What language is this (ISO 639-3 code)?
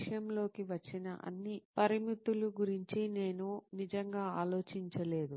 tel